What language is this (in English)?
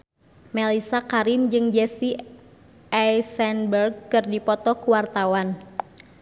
Sundanese